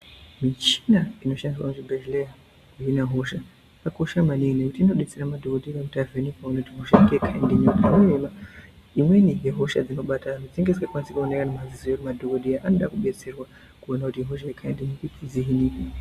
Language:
Ndau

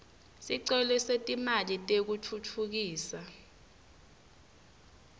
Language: Swati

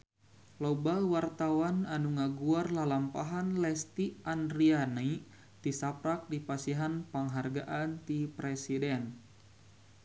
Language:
Sundanese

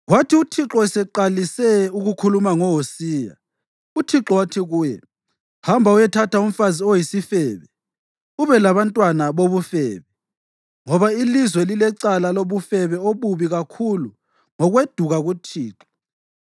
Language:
North Ndebele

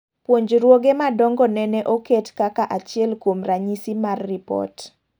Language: Luo (Kenya and Tanzania)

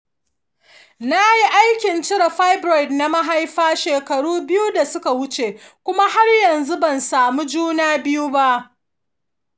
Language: Hausa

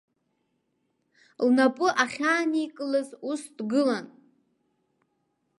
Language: Abkhazian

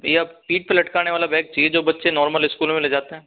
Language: Hindi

